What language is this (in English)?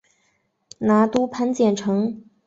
Chinese